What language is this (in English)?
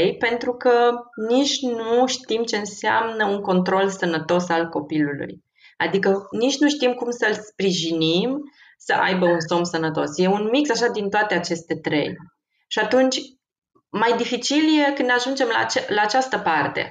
Romanian